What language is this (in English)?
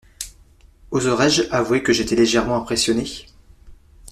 French